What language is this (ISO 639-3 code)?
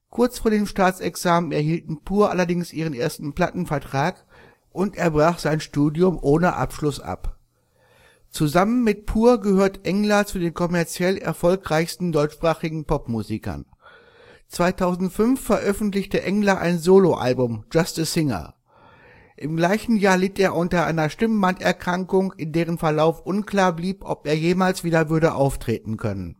deu